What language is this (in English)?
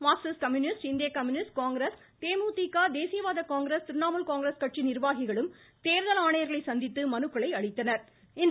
Tamil